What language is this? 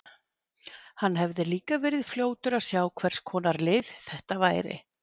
Icelandic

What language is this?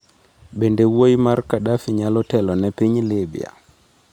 Luo (Kenya and Tanzania)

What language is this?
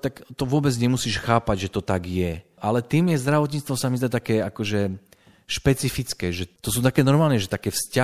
Slovak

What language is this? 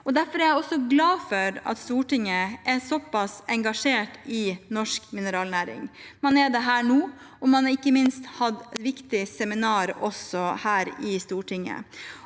Norwegian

